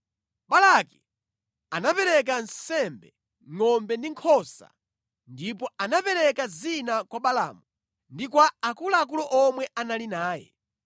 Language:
Nyanja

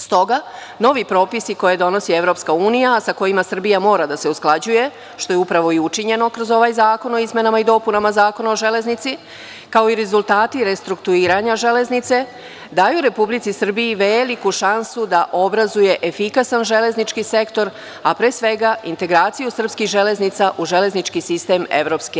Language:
Serbian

